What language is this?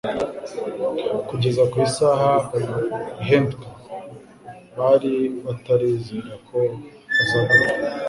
Kinyarwanda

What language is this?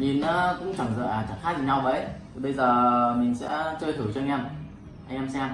Vietnamese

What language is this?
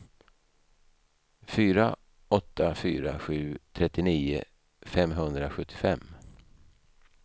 Swedish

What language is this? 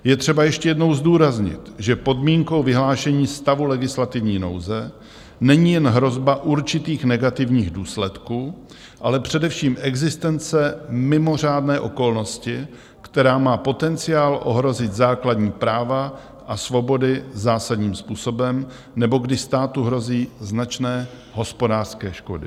Czech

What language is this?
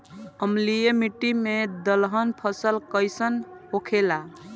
Bhojpuri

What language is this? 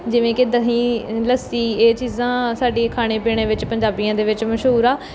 Punjabi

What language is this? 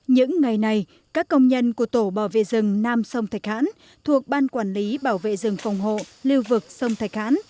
Vietnamese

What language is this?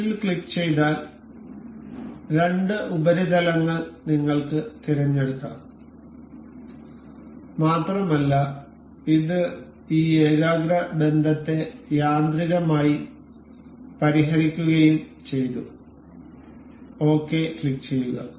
Malayalam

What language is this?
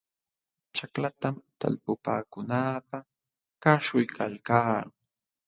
Jauja Wanca Quechua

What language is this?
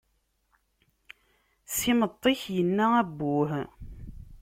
Kabyle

